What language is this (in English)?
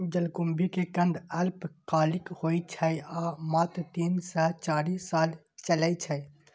Maithili